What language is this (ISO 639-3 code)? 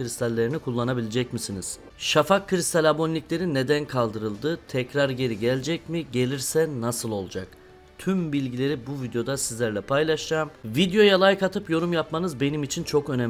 tur